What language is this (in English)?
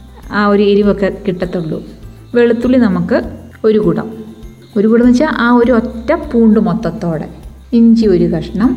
Malayalam